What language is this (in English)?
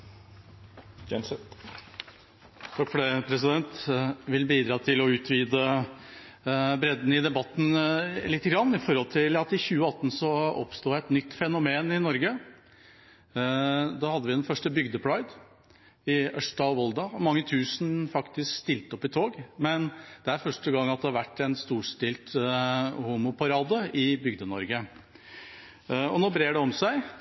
Norwegian Bokmål